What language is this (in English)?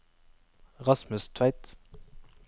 Norwegian